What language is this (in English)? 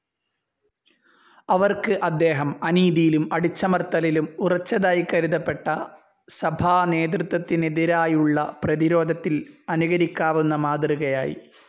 Malayalam